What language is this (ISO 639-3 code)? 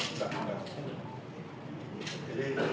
ind